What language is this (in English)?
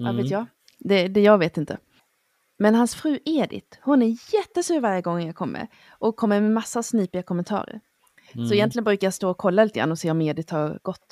Swedish